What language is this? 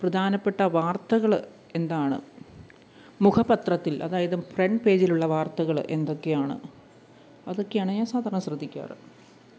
Malayalam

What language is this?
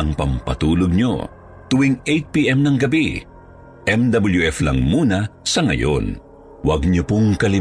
Filipino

